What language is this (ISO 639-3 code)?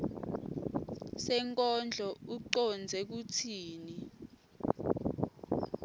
ssw